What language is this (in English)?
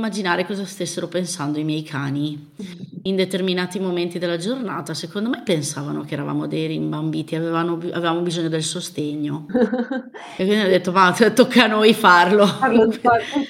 Italian